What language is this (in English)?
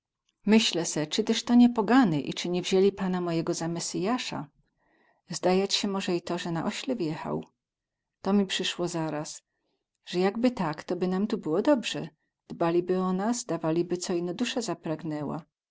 Polish